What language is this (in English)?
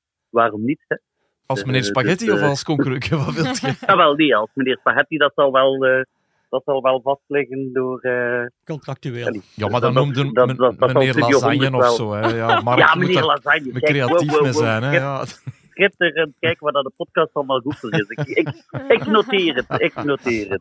Dutch